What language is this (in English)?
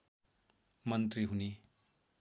Nepali